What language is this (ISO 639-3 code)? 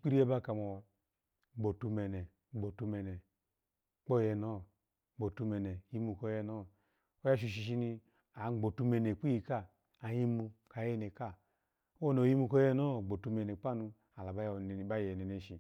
ala